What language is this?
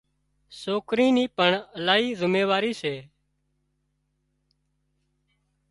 Wadiyara Koli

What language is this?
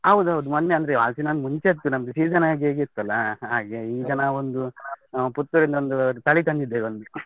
Kannada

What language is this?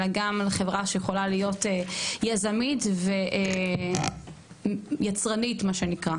Hebrew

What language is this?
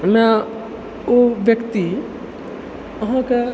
Maithili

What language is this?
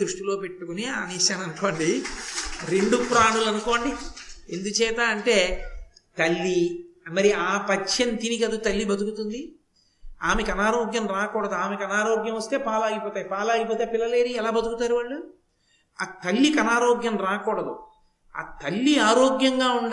Telugu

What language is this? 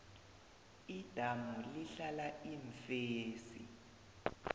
South Ndebele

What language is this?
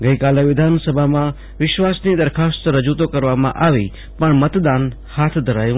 Gujarati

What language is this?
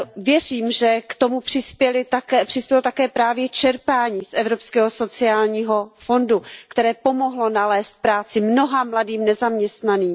Czech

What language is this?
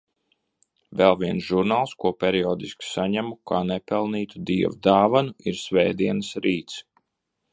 Latvian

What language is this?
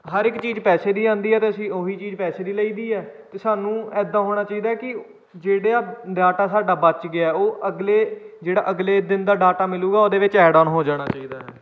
Punjabi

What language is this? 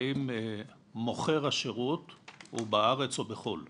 Hebrew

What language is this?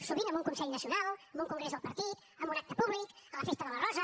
Catalan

